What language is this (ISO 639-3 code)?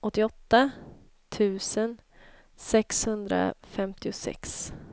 swe